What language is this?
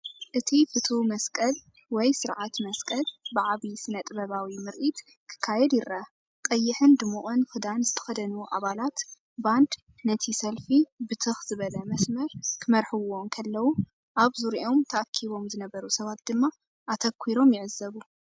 Tigrinya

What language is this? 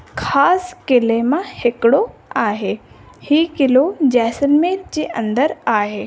Sindhi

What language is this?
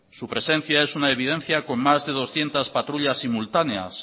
Spanish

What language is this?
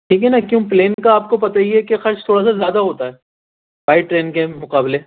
Urdu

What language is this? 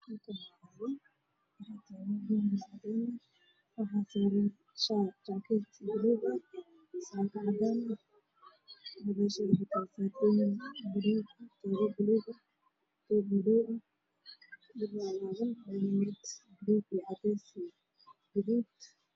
Somali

